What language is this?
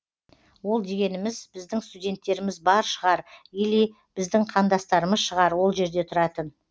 Kazakh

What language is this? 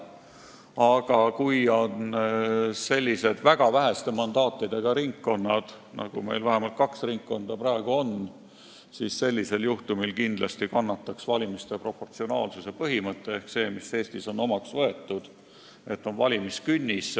Estonian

